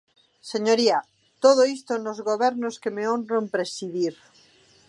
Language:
Galician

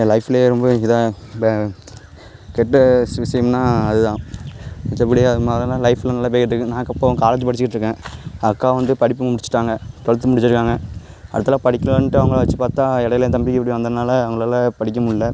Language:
Tamil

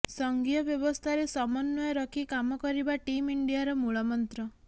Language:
Odia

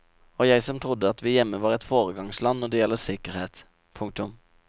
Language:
Norwegian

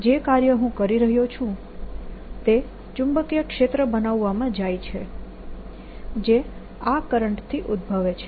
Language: Gujarati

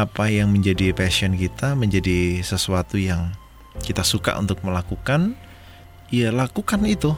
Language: Indonesian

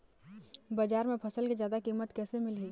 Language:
Chhattisgarhi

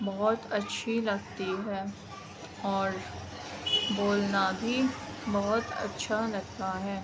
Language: Urdu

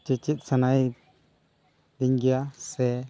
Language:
Santali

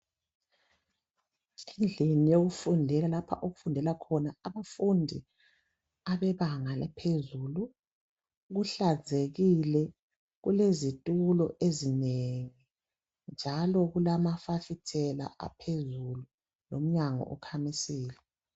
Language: North Ndebele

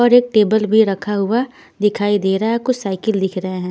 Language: Hindi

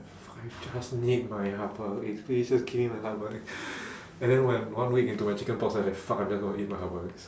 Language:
English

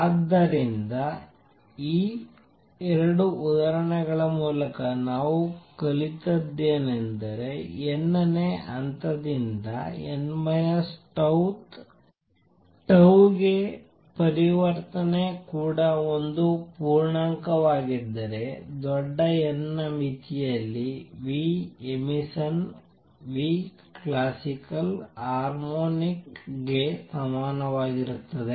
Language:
Kannada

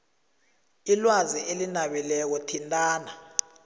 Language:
South Ndebele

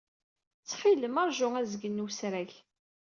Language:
Kabyle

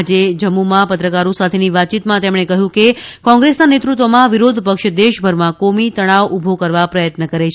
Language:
Gujarati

